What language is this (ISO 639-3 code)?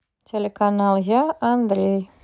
rus